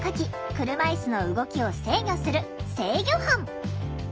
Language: Japanese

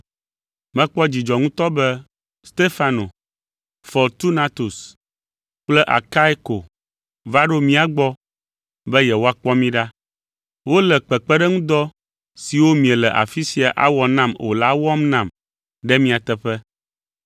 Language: Ewe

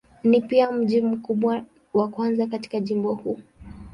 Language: Swahili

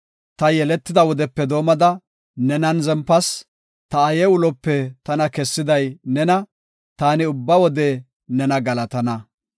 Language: Gofa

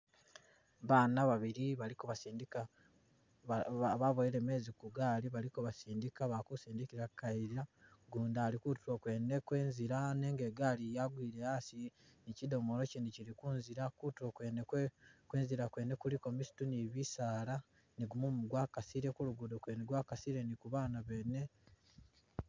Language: Masaaba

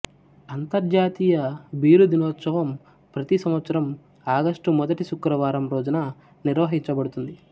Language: Telugu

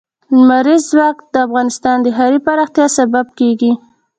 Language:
Pashto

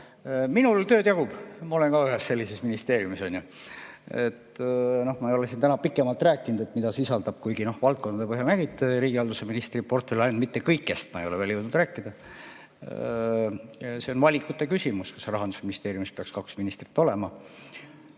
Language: Estonian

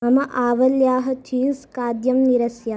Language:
Sanskrit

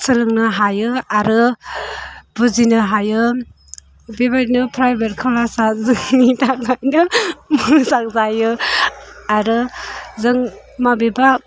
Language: Bodo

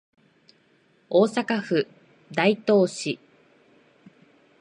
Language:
Japanese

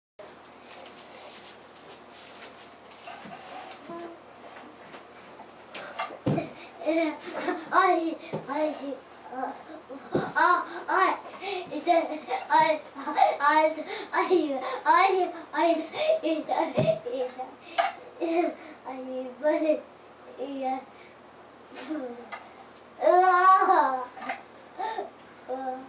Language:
Danish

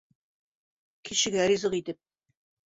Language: Bashkir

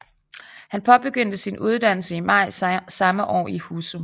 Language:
Danish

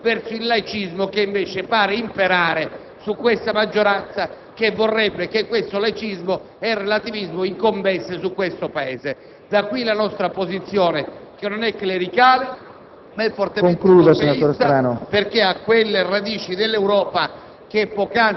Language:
Italian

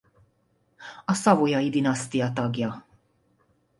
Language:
Hungarian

